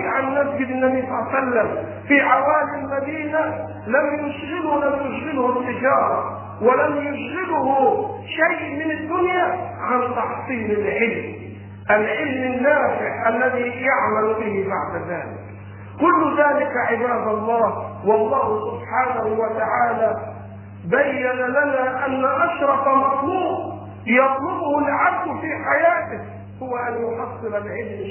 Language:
Arabic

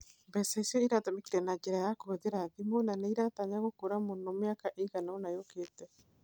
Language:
Kikuyu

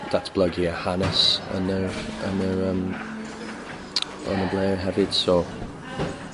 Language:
Welsh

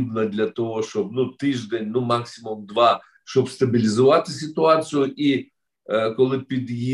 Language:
Ukrainian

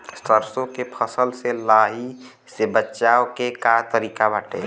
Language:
Bhojpuri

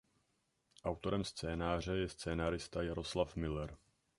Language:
Czech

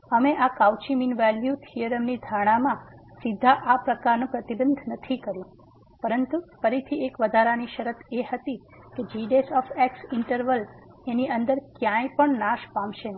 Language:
Gujarati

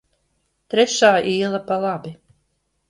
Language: Latvian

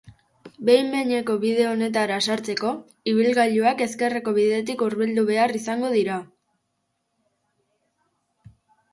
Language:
Basque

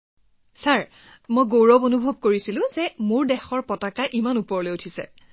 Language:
Assamese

